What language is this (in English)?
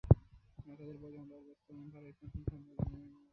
Bangla